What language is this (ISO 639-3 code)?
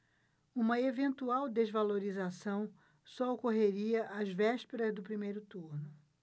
por